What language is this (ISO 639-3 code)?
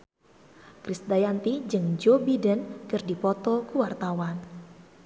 sun